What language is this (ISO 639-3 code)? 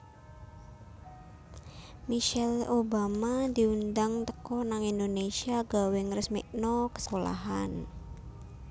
jav